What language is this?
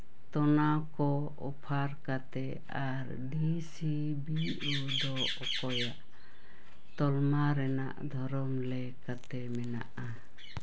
Santali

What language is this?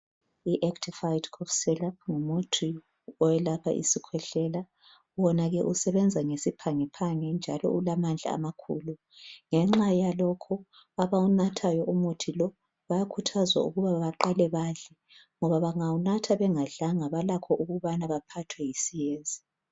North Ndebele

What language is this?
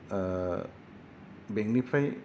Bodo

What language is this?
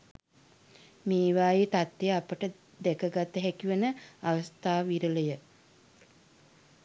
Sinhala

